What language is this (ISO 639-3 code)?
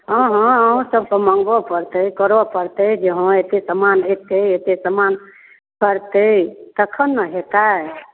mai